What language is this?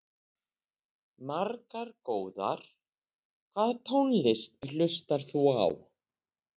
Icelandic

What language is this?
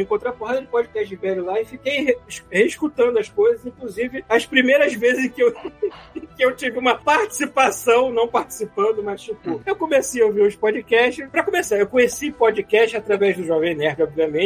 Portuguese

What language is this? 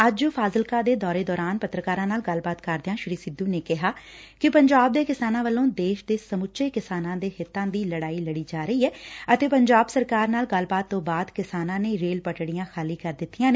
Punjabi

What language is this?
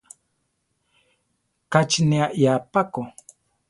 Central Tarahumara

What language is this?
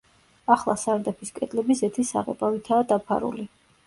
Georgian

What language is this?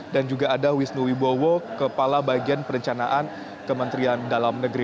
Indonesian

